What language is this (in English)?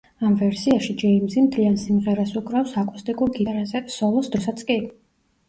Georgian